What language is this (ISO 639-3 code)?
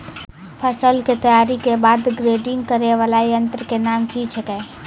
mai